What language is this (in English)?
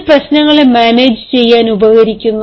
Malayalam